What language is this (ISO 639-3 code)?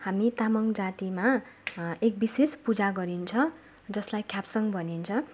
nep